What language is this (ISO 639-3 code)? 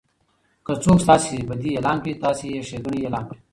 pus